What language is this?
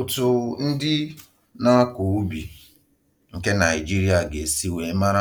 Igbo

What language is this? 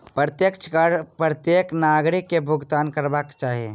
Maithili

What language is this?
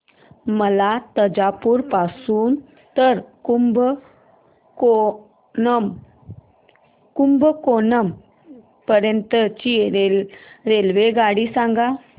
Marathi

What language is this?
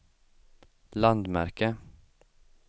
Swedish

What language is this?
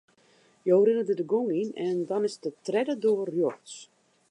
Western Frisian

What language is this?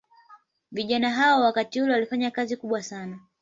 Swahili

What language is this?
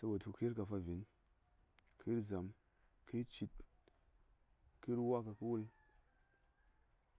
Saya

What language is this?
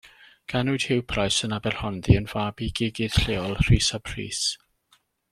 Welsh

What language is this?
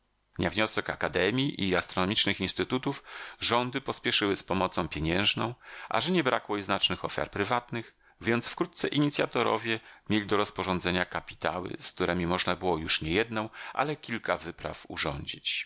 Polish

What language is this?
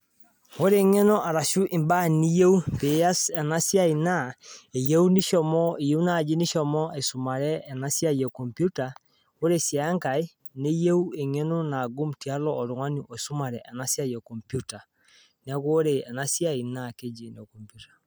Masai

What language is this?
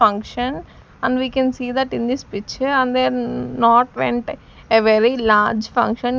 English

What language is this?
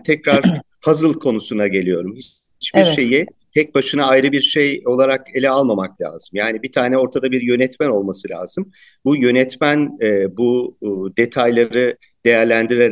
Turkish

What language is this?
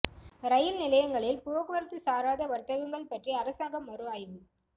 Tamil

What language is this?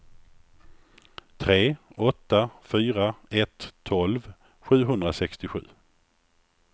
Swedish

